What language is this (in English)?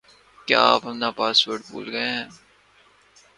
Urdu